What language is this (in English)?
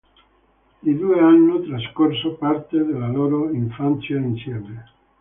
Italian